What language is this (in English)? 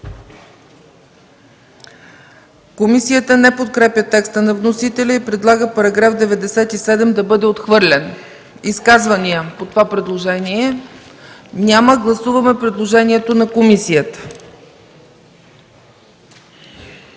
Bulgarian